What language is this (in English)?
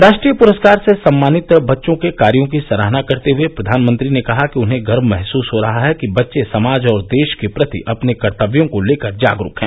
Hindi